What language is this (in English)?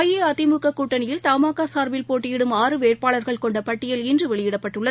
Tamil